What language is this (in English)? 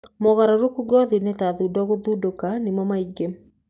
Kikuyu